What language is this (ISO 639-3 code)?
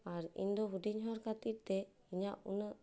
sat